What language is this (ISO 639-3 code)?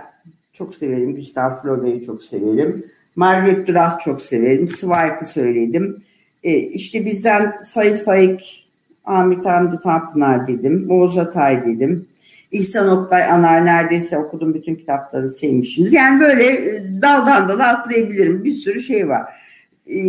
tur